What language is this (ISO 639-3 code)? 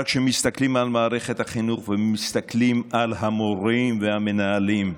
heb